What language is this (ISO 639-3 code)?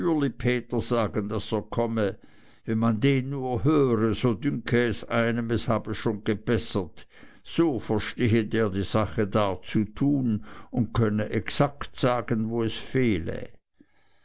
deu